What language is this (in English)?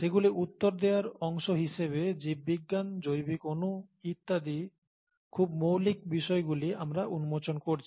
Bangla